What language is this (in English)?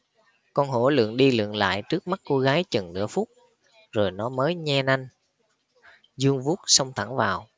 Vietnamese